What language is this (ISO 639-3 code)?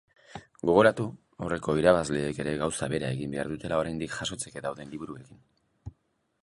eus